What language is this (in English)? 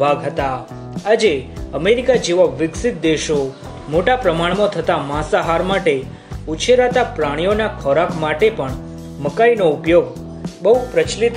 Romanian